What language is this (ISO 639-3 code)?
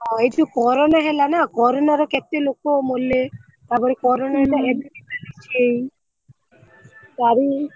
ori